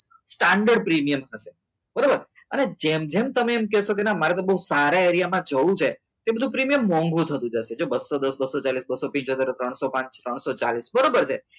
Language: Gujarati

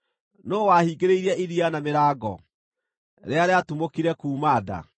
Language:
Kikuyu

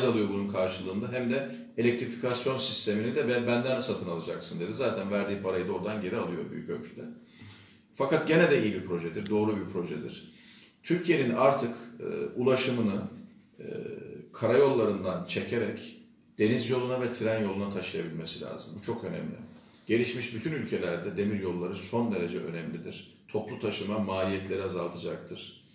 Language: Turkish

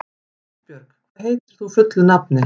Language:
Icelandic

